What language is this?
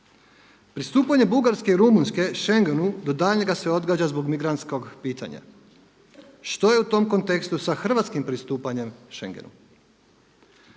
Croatian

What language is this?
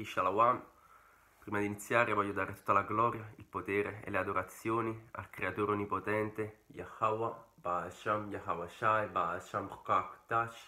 Italian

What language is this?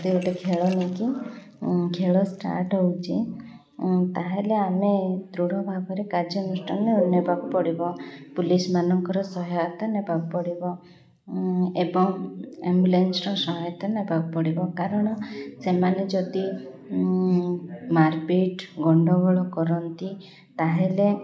Odia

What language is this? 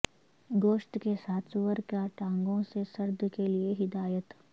Urdu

